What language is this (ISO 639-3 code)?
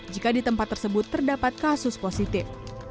ind